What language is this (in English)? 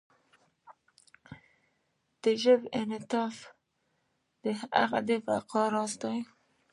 Pashto